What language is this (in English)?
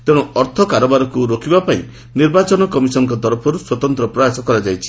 Odia